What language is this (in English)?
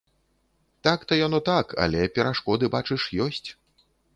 Belarusian